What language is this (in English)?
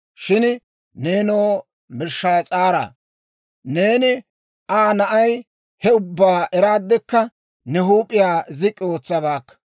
Dawro